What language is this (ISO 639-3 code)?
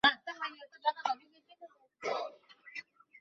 ben